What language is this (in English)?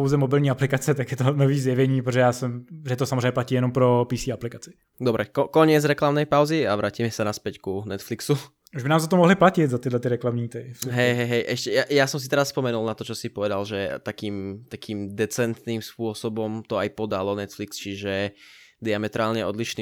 Czech